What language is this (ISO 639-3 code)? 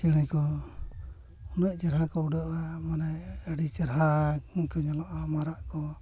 sat